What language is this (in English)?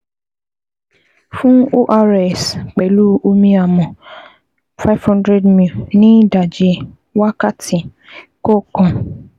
Yoruba